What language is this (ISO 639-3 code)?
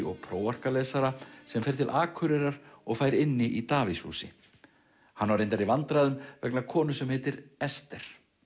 isl